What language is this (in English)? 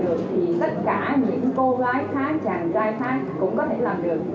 Vietnamese